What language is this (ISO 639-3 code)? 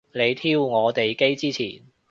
yue